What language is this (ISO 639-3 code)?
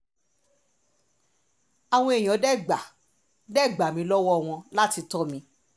yor